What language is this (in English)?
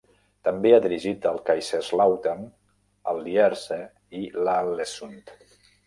Catalan